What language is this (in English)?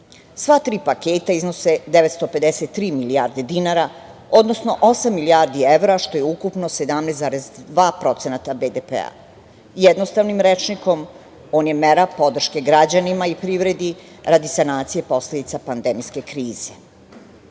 Serbian